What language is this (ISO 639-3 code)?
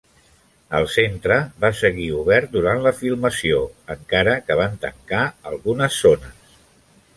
cat